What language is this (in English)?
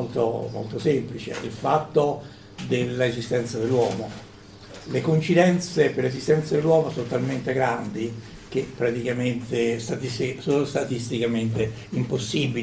Italian